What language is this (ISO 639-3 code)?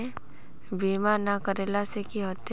mag